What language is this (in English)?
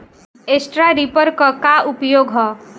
Bhojpuri